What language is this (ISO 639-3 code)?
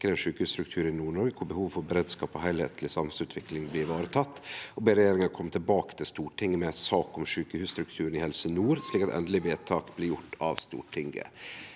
nor